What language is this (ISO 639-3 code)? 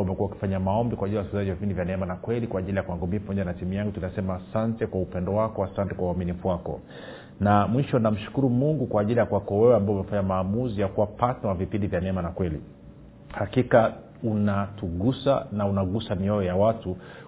swa